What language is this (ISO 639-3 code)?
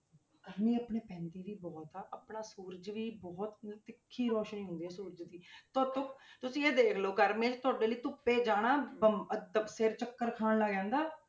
pan